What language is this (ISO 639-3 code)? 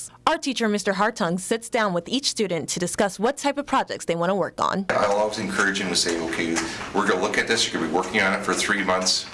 eng